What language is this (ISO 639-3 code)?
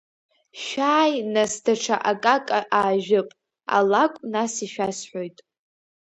abk